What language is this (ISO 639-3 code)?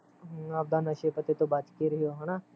pan